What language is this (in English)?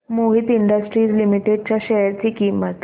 Marathi